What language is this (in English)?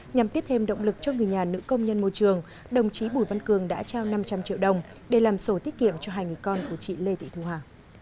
Vietnamese